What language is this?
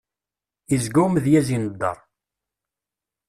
Kabyle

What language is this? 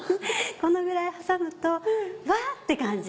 Japanese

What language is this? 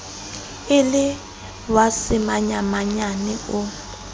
Southern Sotho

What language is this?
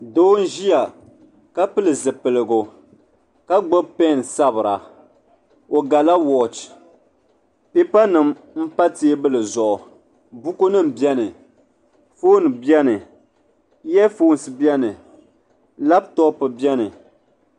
Dagbani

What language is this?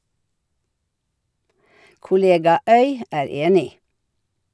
Norwegian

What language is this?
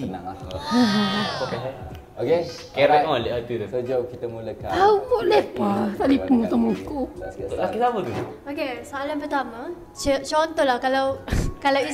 Malay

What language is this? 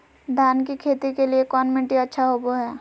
Magahi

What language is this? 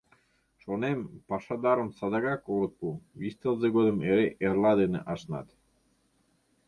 Mari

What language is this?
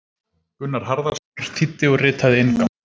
Icelandic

